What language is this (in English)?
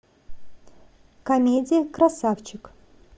Russian